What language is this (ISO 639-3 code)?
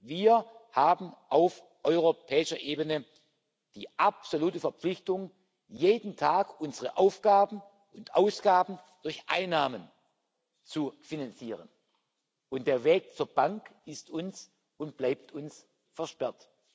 deu